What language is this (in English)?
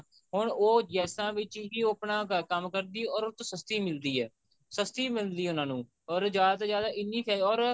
Punjabi